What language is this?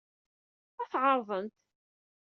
Kabyle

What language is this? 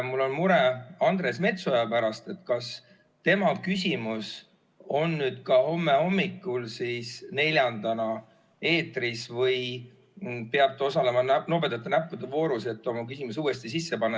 Estonian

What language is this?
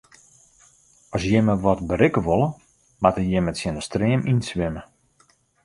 Western Frisian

